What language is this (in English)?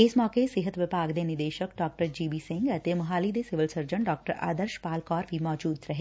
Punjabi